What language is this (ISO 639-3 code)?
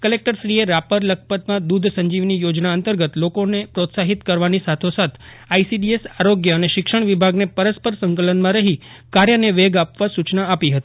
guj